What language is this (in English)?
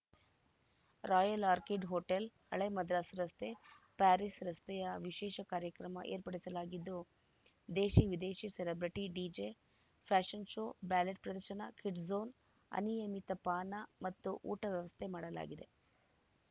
Kannada